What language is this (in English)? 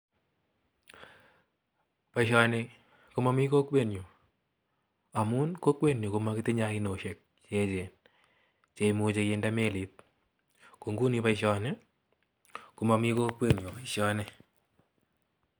Kalenjin